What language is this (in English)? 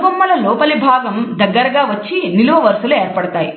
Telugu